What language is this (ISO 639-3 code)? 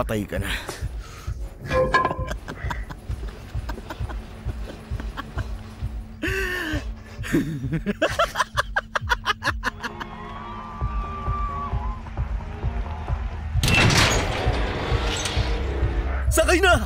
fil